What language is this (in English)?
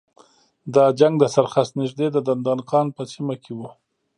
Pashto